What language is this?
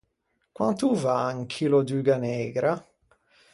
Ligurian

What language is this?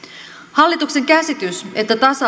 Finnish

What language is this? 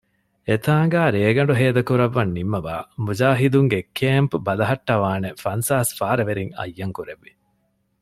Divehi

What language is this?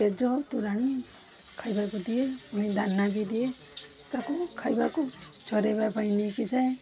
Odia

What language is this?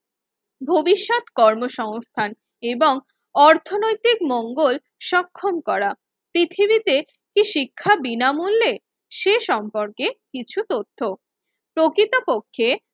Bangla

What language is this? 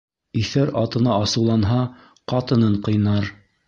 Bashkir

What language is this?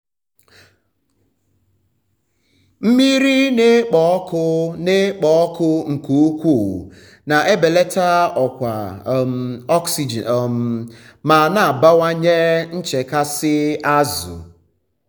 Igbo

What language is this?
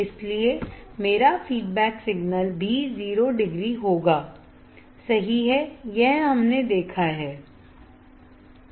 Hindi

